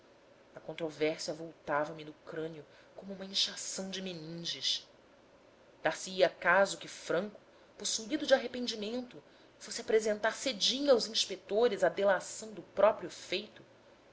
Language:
Portuguese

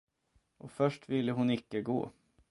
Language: Swedish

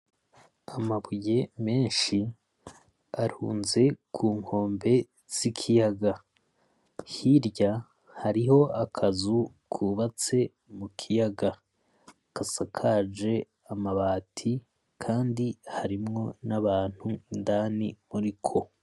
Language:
Rundi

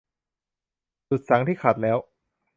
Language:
Thai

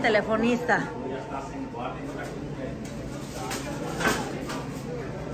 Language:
Spanish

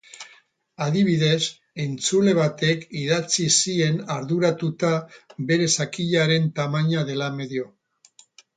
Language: Basque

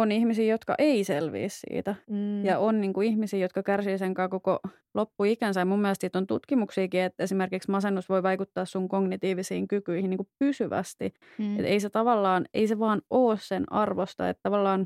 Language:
Finnish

